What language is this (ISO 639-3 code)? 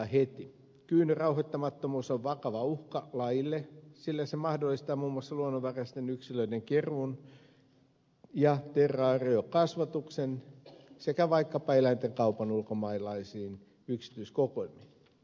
fin